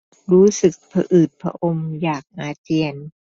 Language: Thai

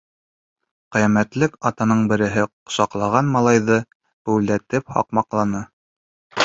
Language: Bashkir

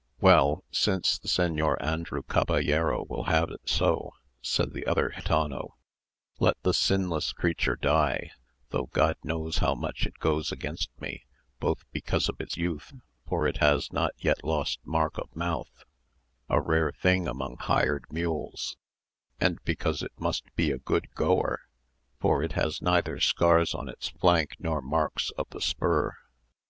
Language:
English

